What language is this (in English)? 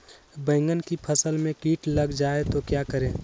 Magahi